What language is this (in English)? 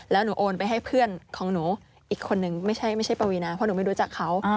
Thai